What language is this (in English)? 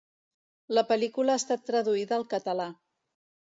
Catalan